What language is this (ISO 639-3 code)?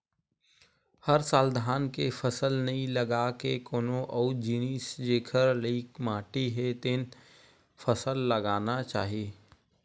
hne